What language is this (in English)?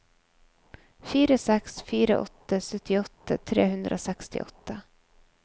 Norwegian